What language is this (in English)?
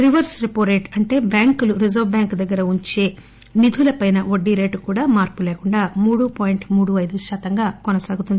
Telugu